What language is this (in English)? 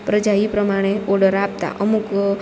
Gujarati